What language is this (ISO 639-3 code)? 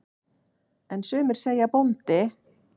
isl